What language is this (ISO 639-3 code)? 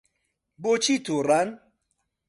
ckb